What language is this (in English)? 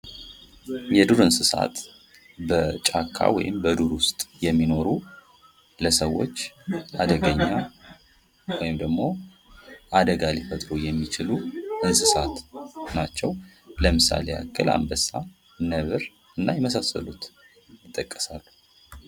Amharic